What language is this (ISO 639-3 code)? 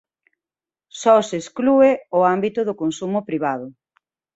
glg